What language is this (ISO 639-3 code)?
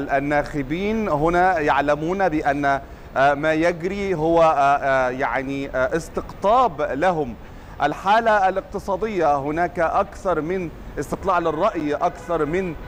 ara